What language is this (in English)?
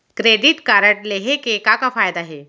Chhattisgarhi